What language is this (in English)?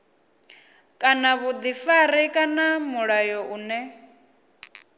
Venda